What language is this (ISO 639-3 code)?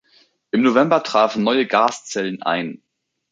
deu